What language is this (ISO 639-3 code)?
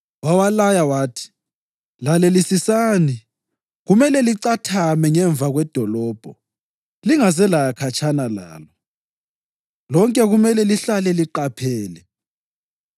nde